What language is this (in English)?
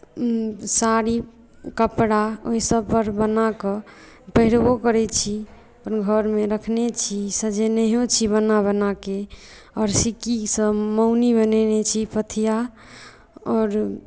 Maithili